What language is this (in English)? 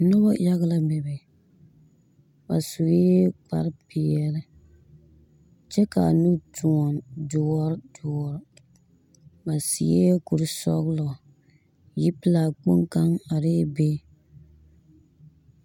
Southern Dagaare